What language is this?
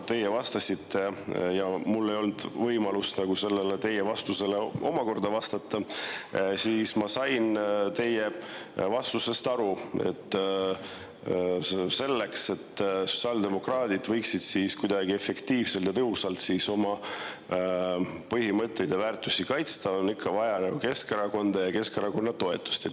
Estonian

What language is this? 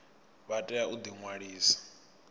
Venda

